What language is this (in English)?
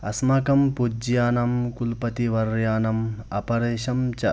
Sanskrit